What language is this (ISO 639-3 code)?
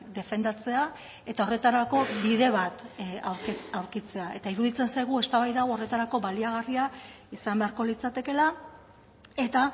eus